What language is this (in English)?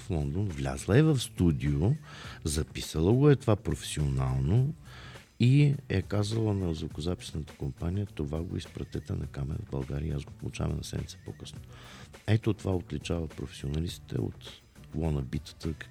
Bulgarian